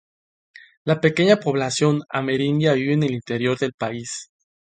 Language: Spanish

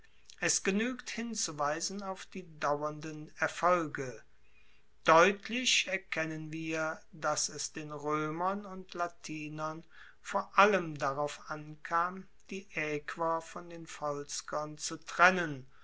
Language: German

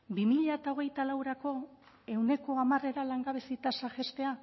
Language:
Basque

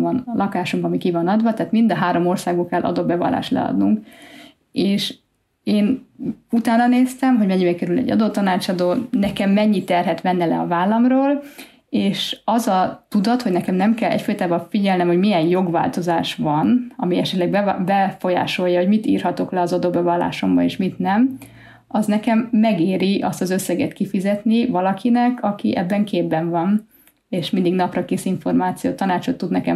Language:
Hungarian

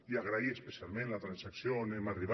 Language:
Catalan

